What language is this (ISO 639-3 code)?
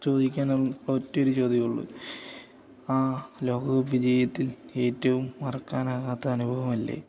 mal